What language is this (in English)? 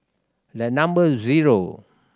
English